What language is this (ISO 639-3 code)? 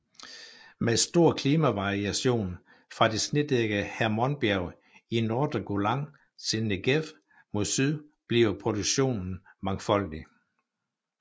dan